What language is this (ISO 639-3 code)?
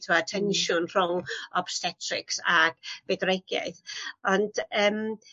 cym